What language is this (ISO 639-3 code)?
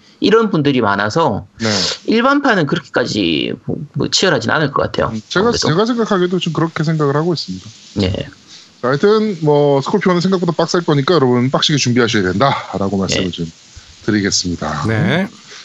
kor